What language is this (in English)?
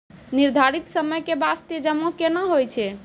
Maithili